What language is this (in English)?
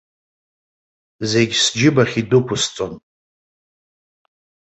Abkhazian